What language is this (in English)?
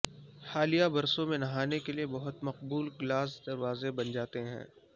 Urdu